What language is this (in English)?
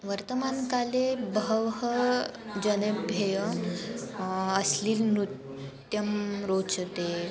Sanskrit